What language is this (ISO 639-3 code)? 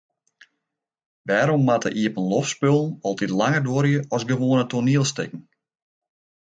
fry